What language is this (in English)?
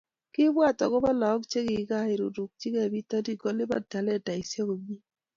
Kalenjin